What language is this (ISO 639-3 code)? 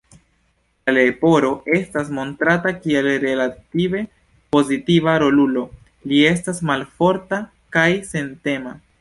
epo